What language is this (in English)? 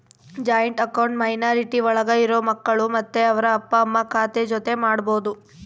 Kannada